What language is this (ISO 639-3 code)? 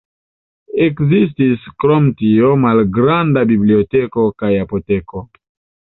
epo